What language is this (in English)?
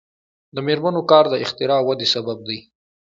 Pashto